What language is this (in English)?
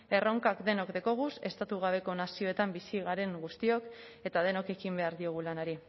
Basque